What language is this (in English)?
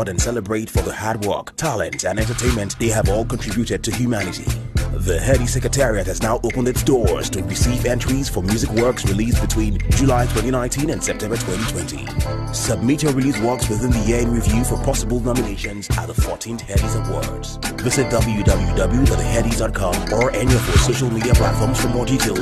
English